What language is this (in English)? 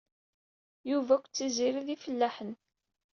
Kabyle